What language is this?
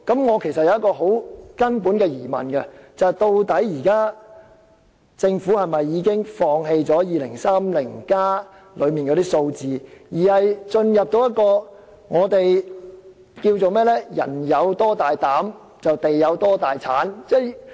Cantonese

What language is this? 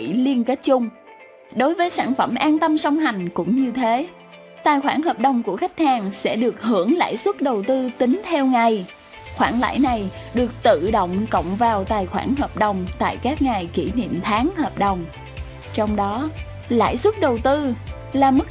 Vietnamese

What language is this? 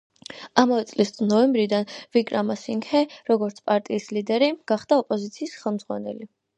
Georgian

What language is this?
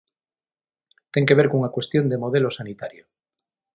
Galician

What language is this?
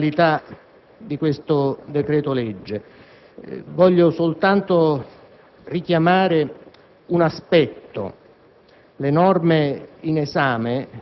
Italian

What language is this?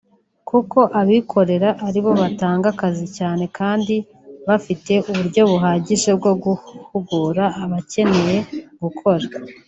Kinyarwanda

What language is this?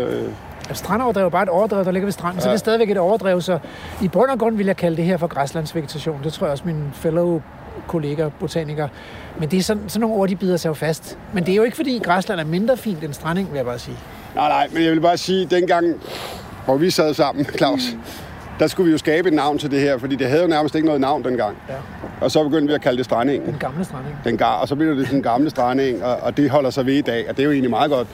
Danish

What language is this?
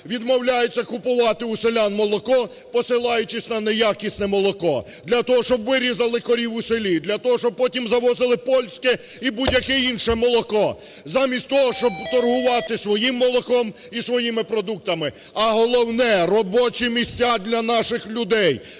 Ukrainian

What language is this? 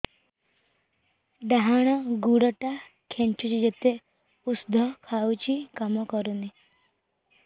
Odia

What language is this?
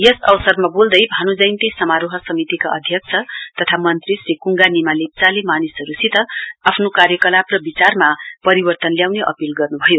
Nepali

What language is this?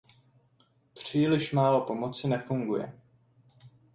Czech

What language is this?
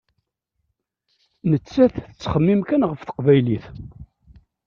Kabyle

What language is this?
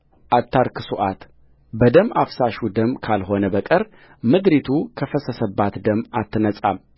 Amharic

